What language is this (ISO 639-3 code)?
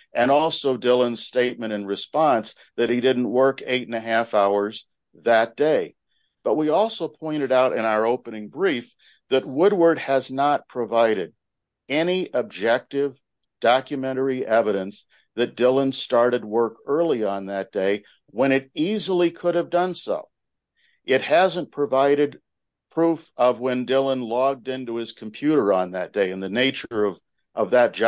eng